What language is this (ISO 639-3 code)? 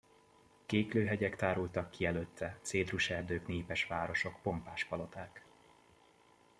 hun